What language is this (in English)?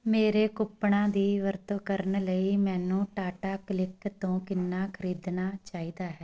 Punjabi